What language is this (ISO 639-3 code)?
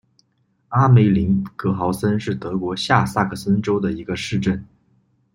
zho